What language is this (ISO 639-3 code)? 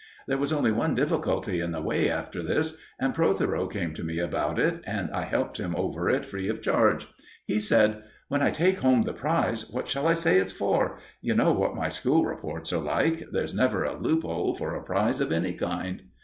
eng